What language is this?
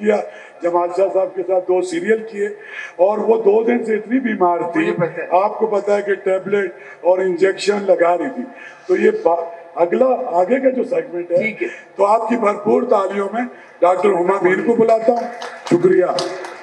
Hindi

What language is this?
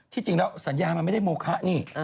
Thai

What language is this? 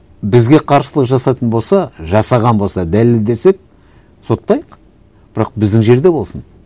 Kazakh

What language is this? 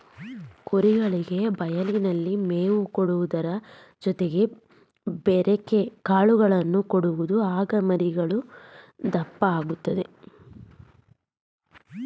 Kannada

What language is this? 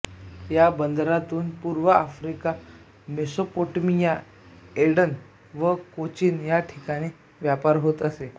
Marathi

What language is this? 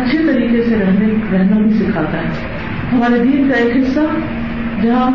Urdu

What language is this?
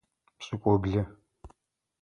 Adyghe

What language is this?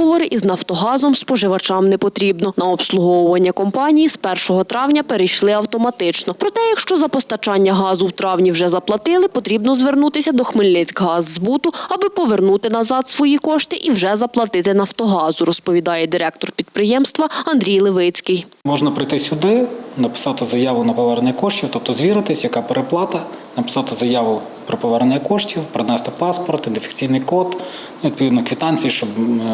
Ukrainian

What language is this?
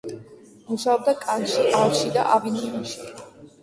Georgian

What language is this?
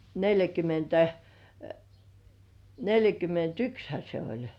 Finnish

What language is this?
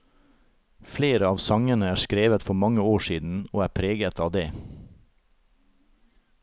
Norwegian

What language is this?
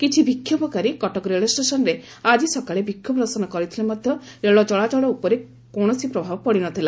Odia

